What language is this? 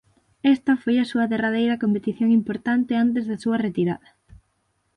Galician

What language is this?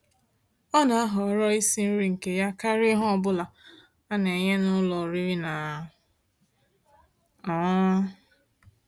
Igbo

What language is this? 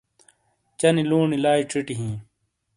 Shina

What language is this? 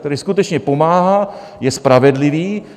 Czech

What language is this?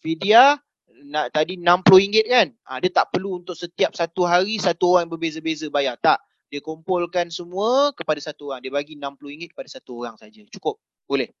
Malay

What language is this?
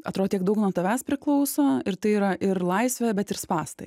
Lithuanian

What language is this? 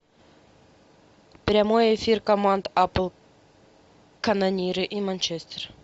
Russian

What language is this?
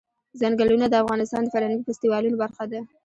Pashto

